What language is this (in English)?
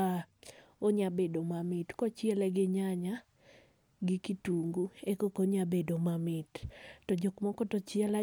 Luo (Kenya and Tanzania)